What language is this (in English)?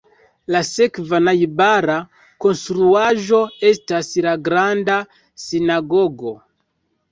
Esperanto